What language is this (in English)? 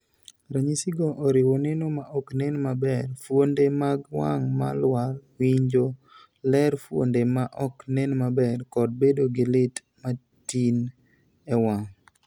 Luo (Kenya and Tanzania)